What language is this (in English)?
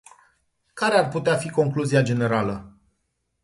Romanian